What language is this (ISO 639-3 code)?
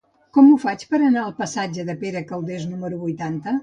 cat